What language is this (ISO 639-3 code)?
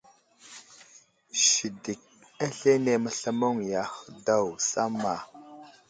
udl